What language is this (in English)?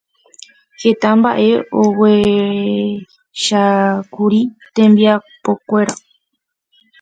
Guarani